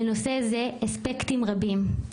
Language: Hebrew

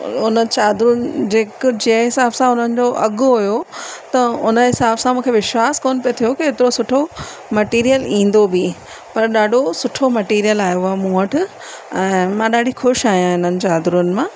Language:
Sindhi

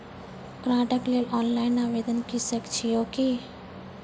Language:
Maithili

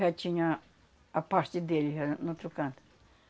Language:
Portuguese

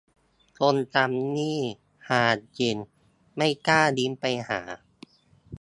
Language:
Thai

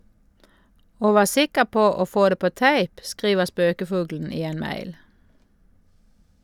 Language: Norwegian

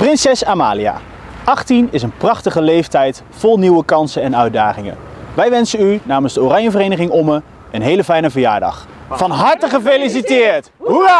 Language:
Dutch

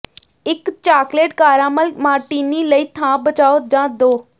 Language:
Punjabi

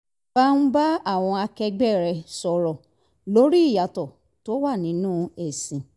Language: Yoruba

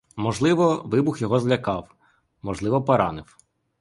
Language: Ukrainian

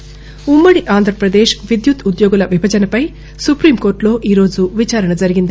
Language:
Telugu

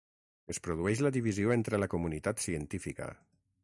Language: Catalan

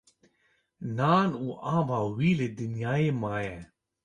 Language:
Kurdish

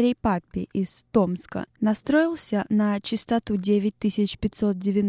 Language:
Russian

